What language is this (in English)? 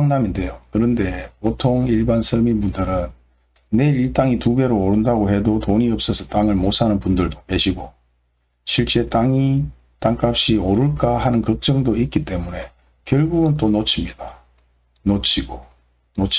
Korean